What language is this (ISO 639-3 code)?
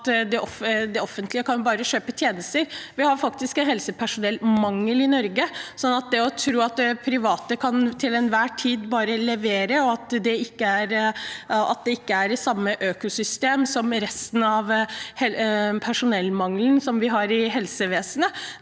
nor